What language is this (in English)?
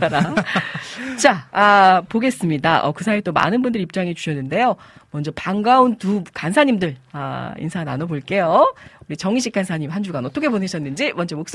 Korean